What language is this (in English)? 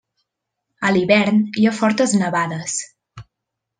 Catalan